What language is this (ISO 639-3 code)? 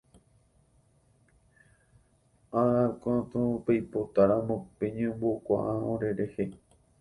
grn